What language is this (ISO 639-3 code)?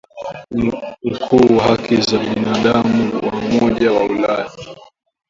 swa